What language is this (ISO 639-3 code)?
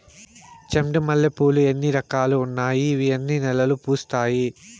tel